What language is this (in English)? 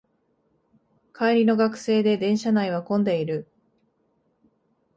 Japanese